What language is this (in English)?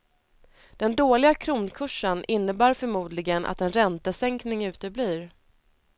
Swedish